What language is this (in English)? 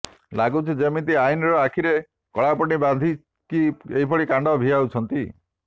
Odia